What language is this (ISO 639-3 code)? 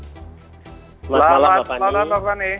ind